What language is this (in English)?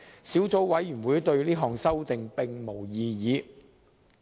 Cantonese